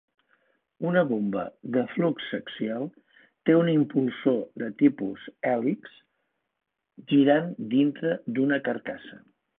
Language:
Catalan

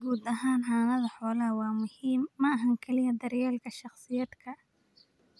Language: Somali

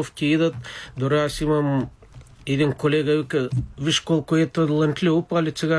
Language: Bulgarian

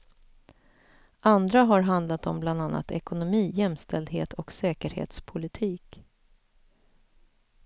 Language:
Swedish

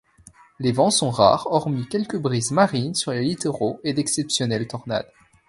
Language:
French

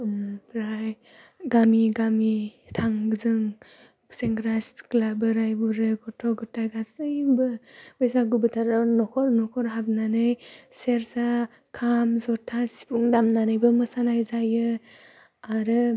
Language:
Bodo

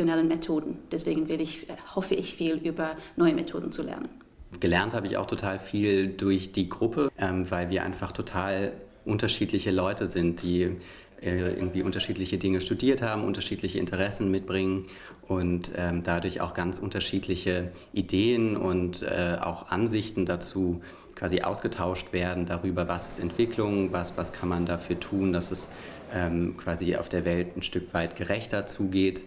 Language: German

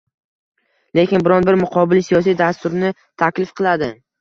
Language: Uzbek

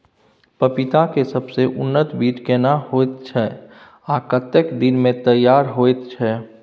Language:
Maithili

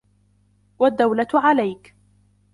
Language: Arabic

